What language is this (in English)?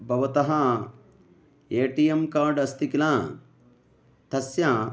Sanskrit